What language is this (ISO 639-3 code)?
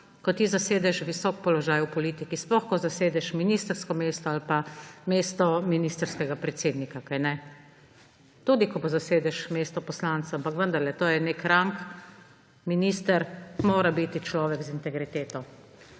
slv